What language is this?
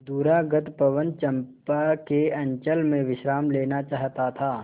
Hindi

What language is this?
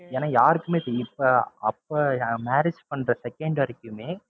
Tamil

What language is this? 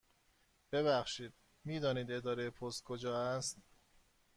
Persian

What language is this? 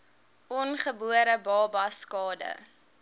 Afrikaans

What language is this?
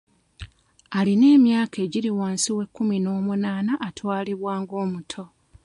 Ganda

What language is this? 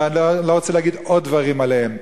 Hebrew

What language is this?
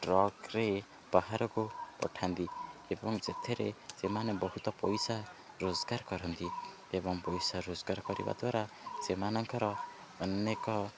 Odia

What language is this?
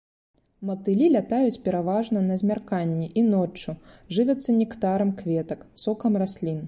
Belarusian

